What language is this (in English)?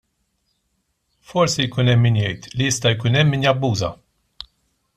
Maltese